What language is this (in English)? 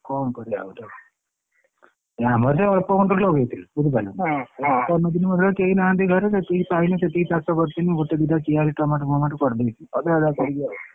Odia